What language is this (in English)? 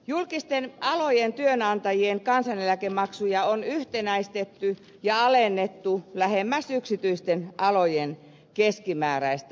Finnish